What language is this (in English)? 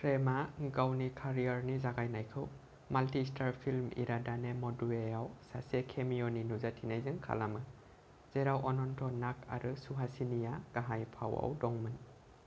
Bodo